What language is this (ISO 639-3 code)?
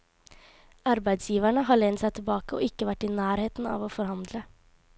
nor